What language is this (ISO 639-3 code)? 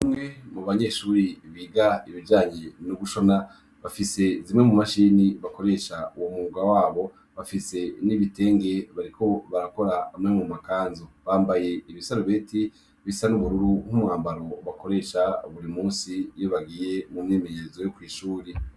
run